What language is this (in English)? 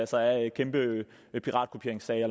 Danish